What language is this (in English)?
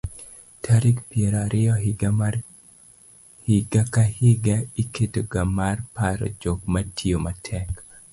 Luo (Kenya and Tanzania)